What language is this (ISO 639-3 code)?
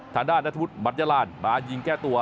tha